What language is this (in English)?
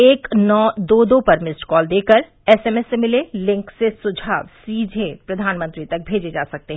Hindi